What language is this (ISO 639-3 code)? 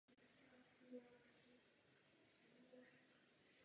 ces